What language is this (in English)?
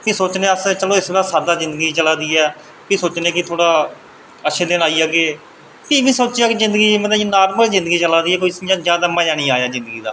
Dogri